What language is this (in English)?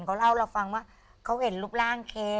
Thai